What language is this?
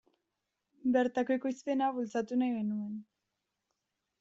Basque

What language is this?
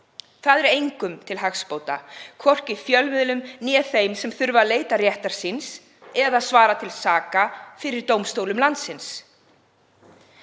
Icelandic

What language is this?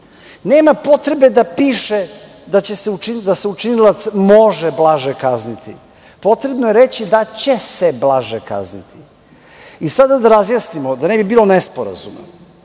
Serbian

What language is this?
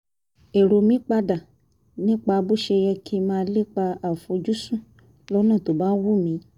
Yoruba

